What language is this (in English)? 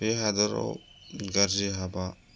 Bodo